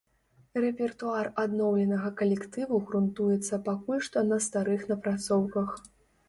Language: Belarusian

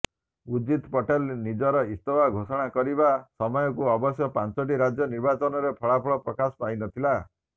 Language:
Odia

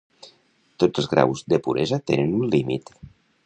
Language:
Catalan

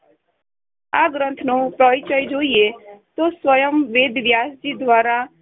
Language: Gujarati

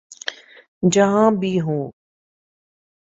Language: Urdu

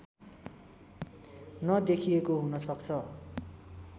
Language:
Nepali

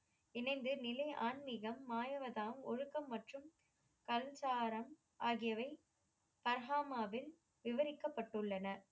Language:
Tamil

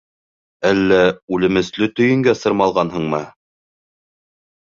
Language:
Bashkir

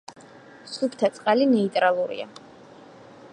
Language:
Georgian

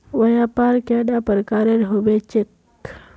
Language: Magahi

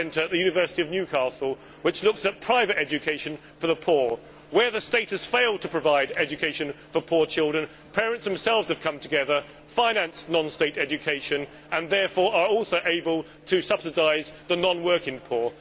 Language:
English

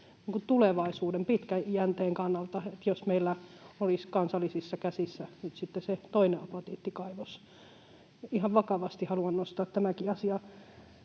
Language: Finnish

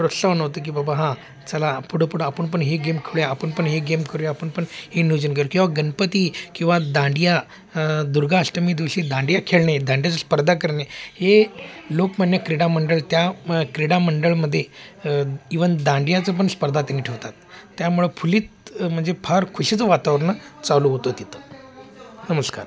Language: Marathi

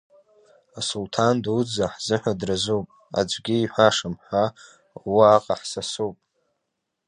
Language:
Abkhazian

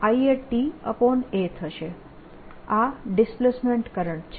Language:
Gujarati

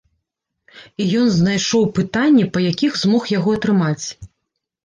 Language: Belarusian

